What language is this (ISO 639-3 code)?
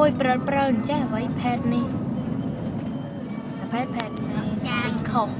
tha